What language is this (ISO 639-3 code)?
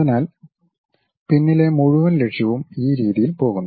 mal